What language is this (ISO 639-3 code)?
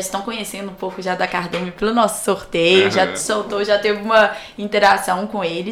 por